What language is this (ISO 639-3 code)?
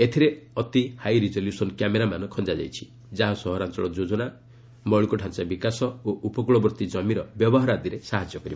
ori